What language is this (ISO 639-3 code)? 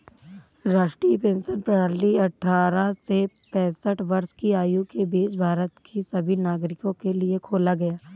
hin